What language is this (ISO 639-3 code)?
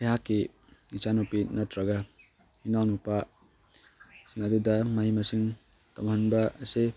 mni